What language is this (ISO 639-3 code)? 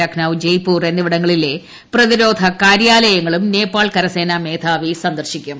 mal